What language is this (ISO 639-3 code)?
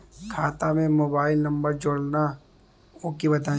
bho